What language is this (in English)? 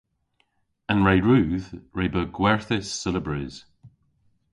Cornish